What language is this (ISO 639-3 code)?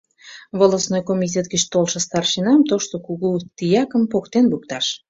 chm